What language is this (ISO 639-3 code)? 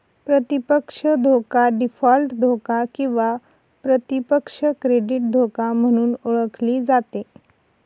mar